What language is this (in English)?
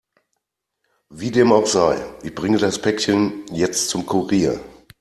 German